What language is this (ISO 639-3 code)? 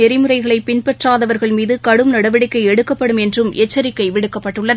tam